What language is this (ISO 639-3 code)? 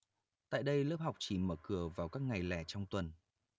vie